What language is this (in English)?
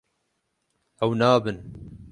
Kurdish